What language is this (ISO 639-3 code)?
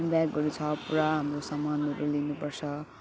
nep